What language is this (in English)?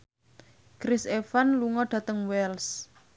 Javanese